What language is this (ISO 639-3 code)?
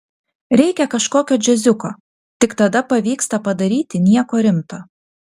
lit